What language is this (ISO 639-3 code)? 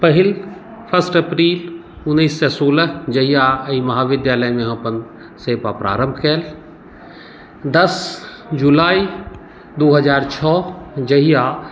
mai